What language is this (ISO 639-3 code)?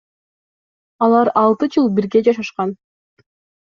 kir